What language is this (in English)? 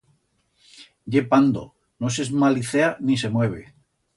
Aragonese